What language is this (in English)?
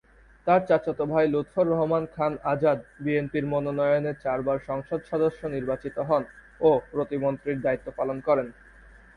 Bangla